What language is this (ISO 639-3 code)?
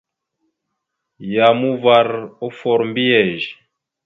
mxu